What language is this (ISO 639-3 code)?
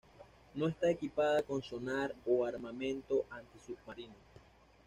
spa